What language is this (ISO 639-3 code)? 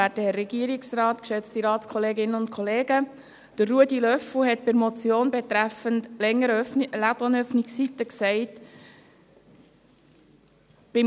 gsw